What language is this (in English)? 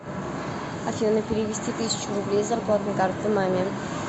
Russian